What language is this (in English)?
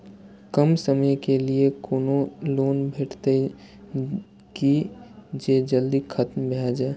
Maithili